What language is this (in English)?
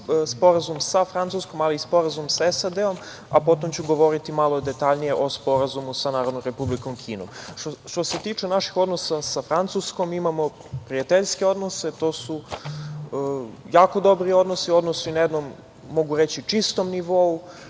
Serbian